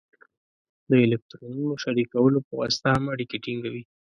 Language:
Pashto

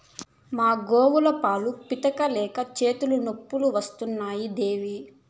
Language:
Telugu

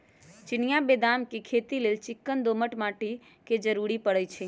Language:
Magahi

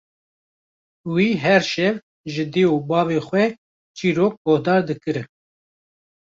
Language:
Kurdish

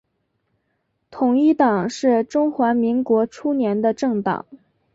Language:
Chinese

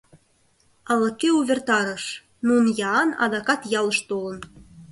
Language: Mari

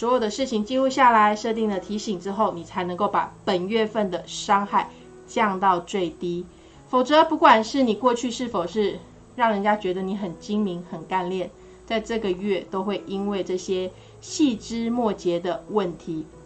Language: Chinese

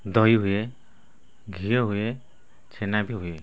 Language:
Odia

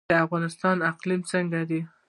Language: Pashto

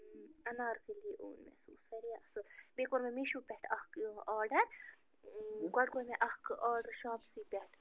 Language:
Kashmiri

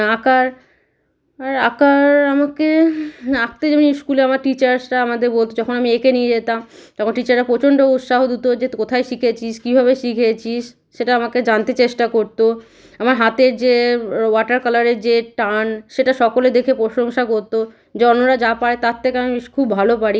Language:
Bangla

